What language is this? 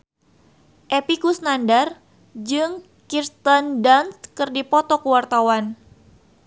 Sundanese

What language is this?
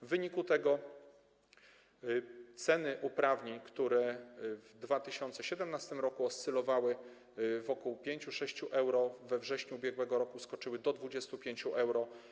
Polish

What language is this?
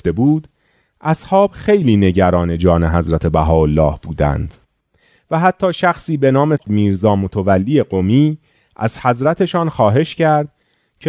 Persian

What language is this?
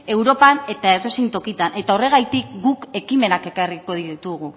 Basque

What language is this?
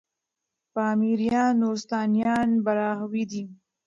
Pashto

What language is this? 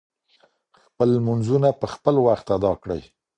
Pashto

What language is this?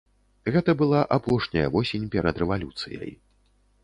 Belarusian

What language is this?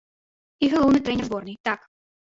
Belarusian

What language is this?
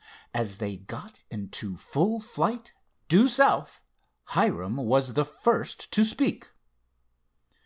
English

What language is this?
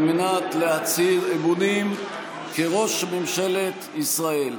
Hebrew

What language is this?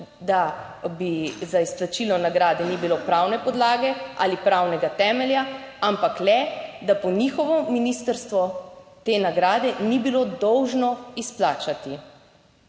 Slovenian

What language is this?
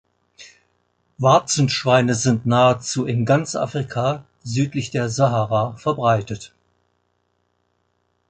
German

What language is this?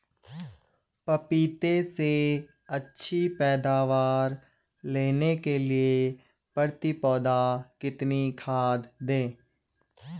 Hindi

